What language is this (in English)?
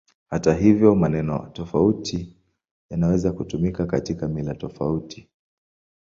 Swahili